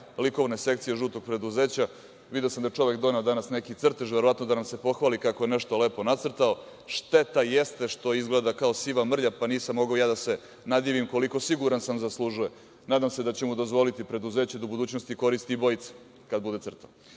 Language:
Serbian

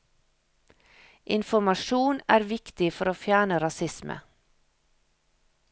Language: Norwegian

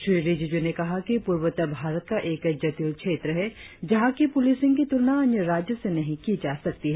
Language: Hindi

